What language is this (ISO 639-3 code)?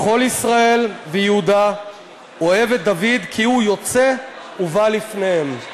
heb